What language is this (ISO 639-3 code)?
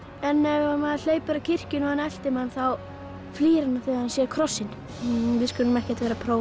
isl